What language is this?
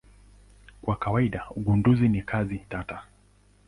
Swahili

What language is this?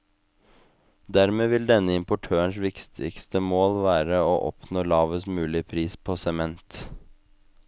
Norwegian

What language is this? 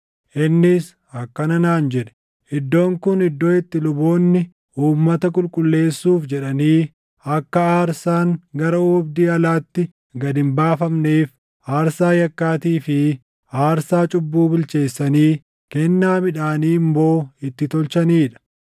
Oromo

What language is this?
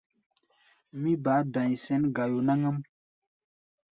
Gbaya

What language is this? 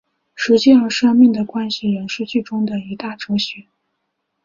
Chinese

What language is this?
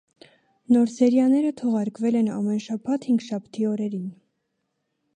Armenian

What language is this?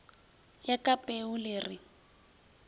Northern Sotho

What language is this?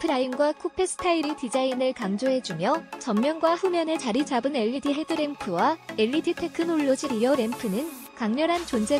Korean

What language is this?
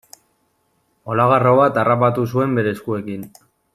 Basque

